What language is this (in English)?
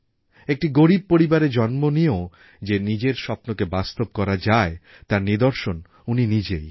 Bangla